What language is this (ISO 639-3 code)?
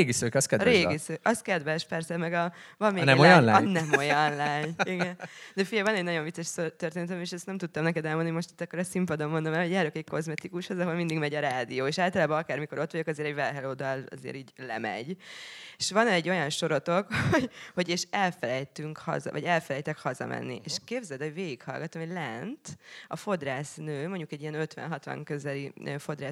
hun